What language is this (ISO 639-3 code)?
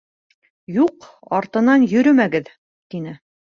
bak